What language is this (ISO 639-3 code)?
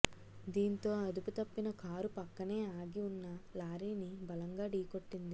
tel